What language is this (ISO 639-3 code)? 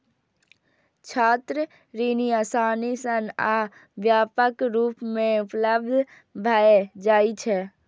mai